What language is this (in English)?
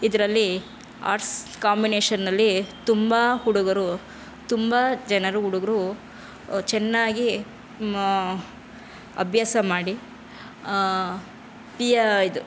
Kannada